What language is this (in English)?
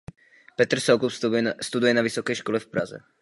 Czech